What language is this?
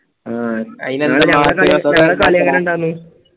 Malayalam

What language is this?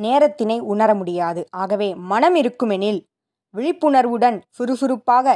Tamil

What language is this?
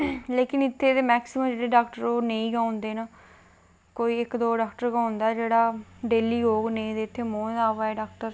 Dogri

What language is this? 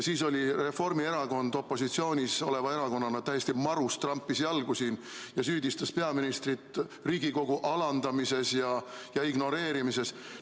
Estonian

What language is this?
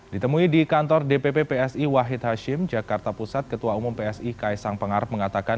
Indonesian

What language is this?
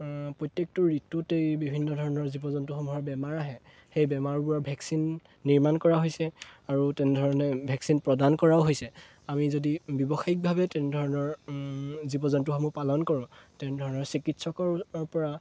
Assamese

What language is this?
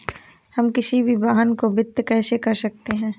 Hindi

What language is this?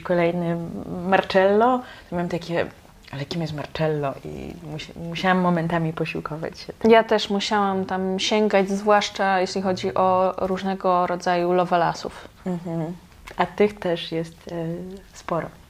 Polish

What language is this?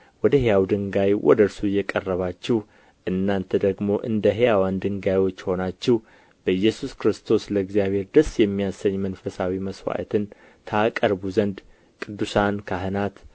Amharic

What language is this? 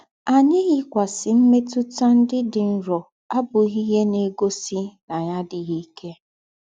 Igbo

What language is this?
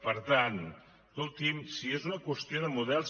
Catalan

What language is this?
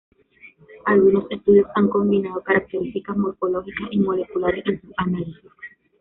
Spanish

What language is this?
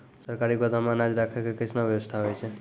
Maithili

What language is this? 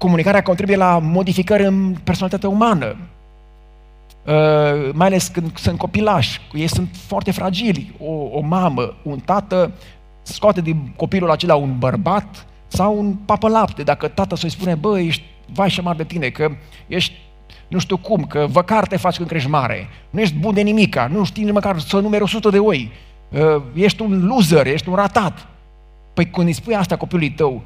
Romanian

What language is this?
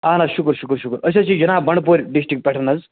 Kashmiri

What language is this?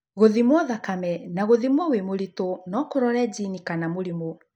Kikuyu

